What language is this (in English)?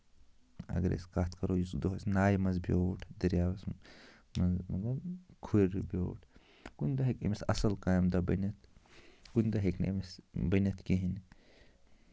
Kashmiri